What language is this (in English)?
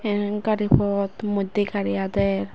Chakma